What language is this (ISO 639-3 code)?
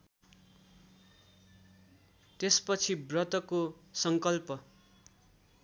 nep